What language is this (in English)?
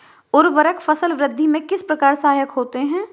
Hindi